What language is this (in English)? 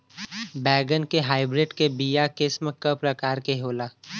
Bhojpuri